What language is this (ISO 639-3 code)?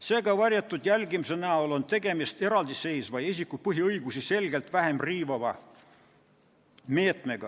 est